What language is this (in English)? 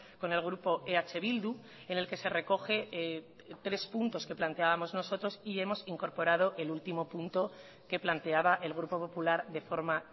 Spanish